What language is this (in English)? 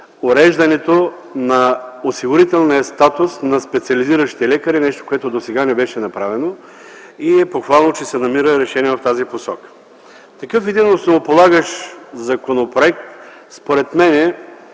Bulgarian